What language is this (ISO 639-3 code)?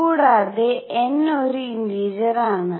mal